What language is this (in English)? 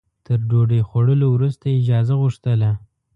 Pashto